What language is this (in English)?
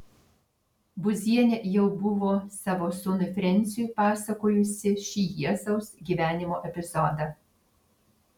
Lithuanian